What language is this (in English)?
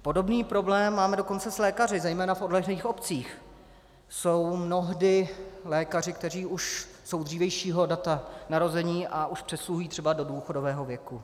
Czech